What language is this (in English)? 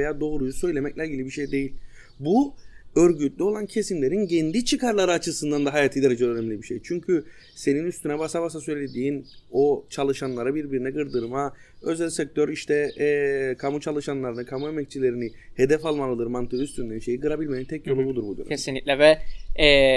Turkish